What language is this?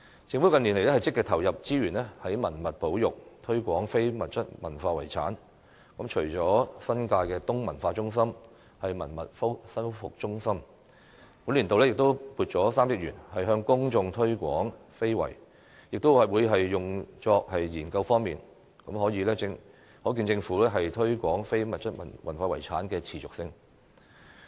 Cantonese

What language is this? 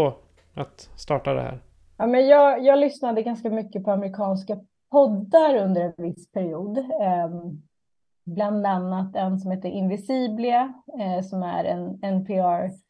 Swedish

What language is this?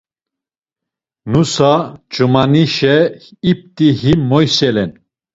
Laz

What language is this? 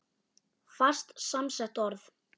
Icelandic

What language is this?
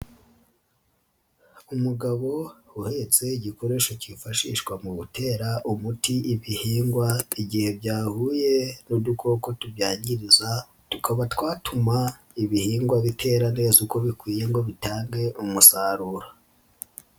Kinyarwanda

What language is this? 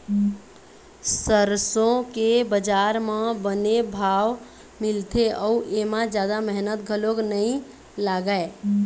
Chhattisgarhi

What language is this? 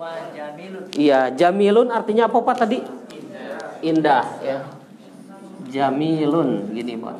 Indonesian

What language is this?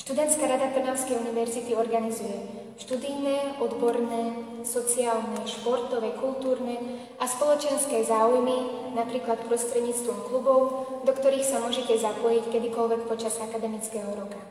Slovak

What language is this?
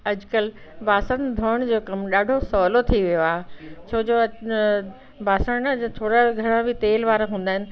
Sindhi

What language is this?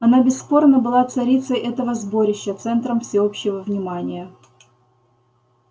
Russian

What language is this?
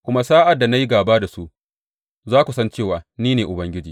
Hausa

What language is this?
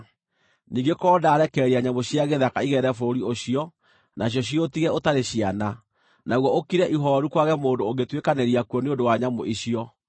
Kikuyu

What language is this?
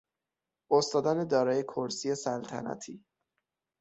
Persian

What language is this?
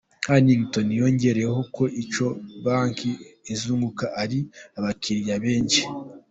Kinyarwanda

